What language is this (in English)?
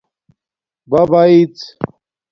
Domaaki